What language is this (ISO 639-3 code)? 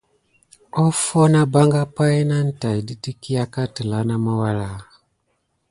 gid